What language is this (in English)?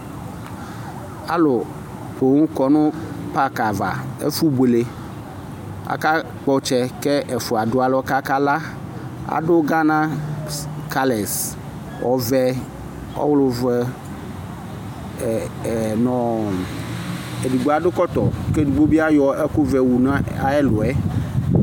Ikposo